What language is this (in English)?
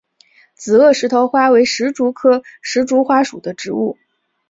Chinese